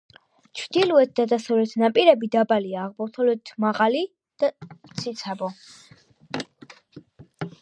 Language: Georgian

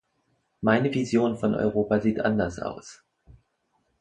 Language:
German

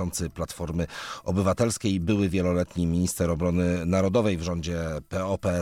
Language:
Polish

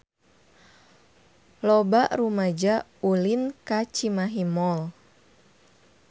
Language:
Sundanese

